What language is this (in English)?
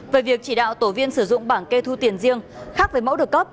Vietnamese